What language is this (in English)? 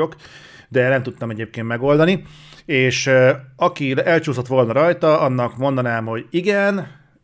Hungarian